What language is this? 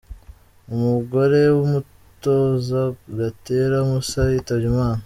Kinyarwanda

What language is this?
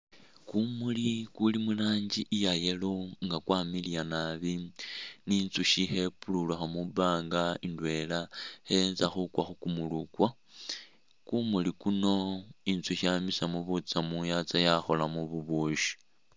Masaaba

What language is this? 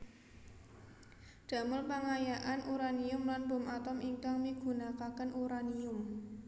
Javanese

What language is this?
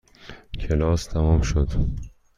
Persian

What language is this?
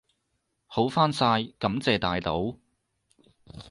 Cantonese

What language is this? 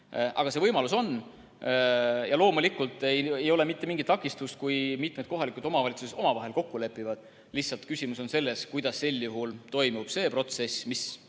Estonian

